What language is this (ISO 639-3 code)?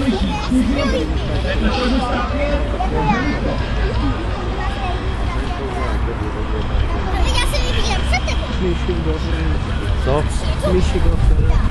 pol